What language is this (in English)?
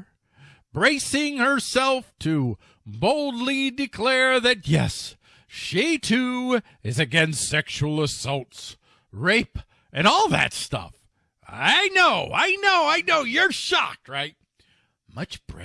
English